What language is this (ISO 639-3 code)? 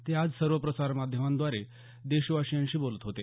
mar